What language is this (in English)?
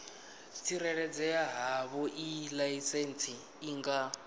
Venda